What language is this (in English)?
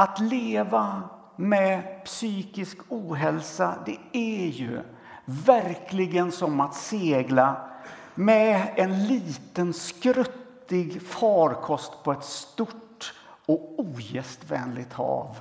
Swedish